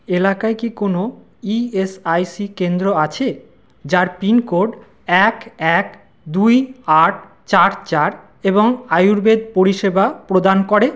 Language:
Bangla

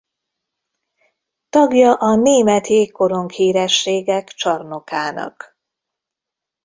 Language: Hungarian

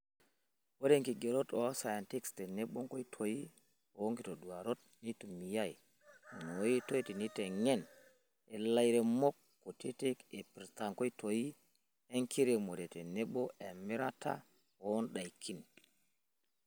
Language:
Masai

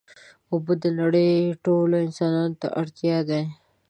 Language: Pashto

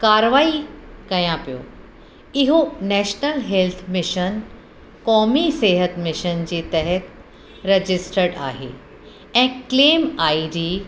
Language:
Sindhi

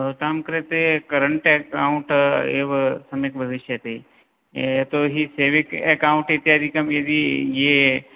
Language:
Sanskrit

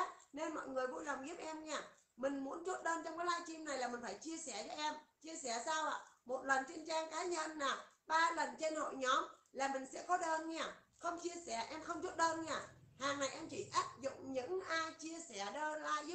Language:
Vietnamese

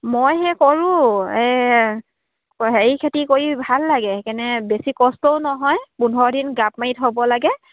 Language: Assamese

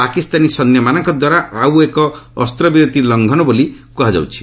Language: Odia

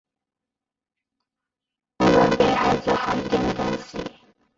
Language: Chinese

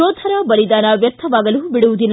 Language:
Kannada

